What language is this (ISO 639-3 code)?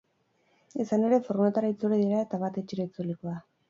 eus